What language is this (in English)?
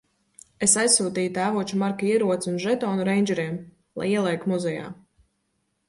Latvian